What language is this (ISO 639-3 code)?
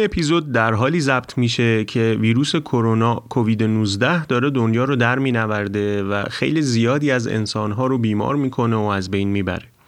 fas